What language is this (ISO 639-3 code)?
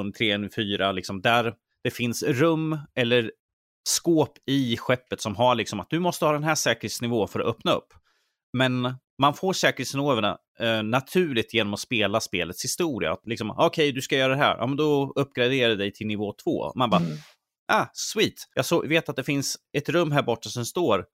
swe